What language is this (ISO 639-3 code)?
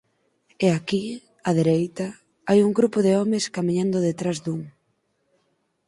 glg